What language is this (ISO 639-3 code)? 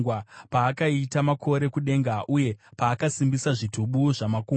sna